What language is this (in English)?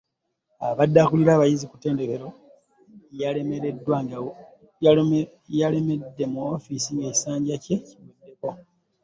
Ganda